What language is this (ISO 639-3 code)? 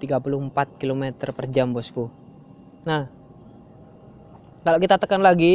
ind